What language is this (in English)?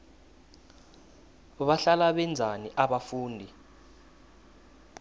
South Ndebele